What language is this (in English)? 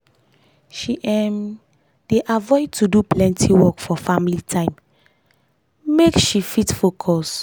Nigerian Pidgin